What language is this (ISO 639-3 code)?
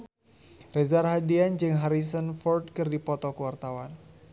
sun